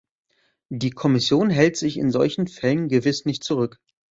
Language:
German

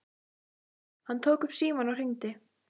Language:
Icelandic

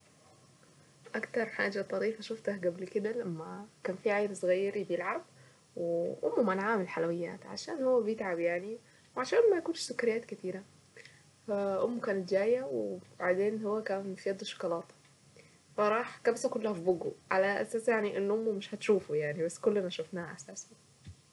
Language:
Saidi Arabic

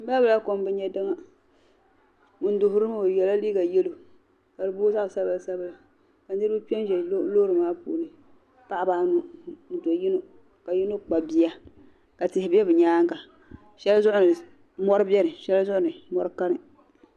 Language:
Dagbani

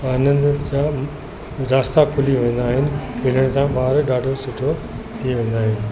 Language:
Sindhi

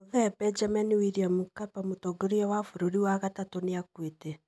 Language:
Kikuyu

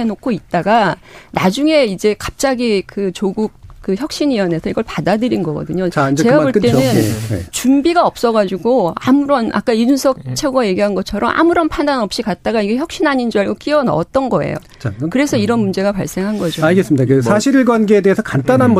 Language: Korean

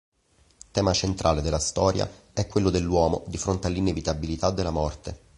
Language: Italian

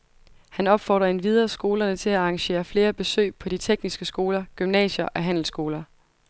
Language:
Danish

